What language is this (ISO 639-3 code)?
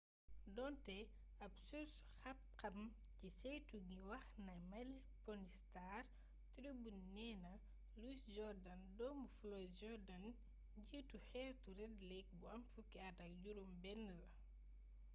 wol